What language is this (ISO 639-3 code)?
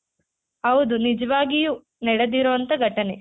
kan